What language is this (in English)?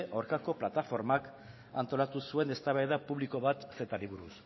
Basque